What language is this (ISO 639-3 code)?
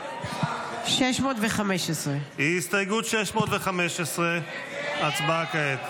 heb